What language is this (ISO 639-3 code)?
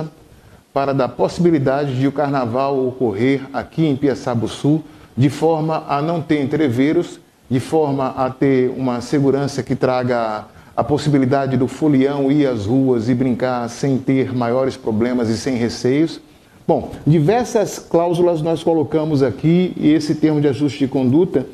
por